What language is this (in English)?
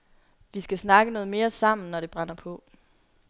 Danish